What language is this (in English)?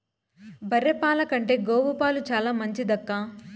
Telugu